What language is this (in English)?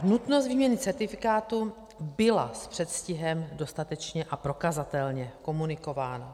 Czech